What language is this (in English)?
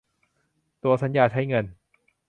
Thai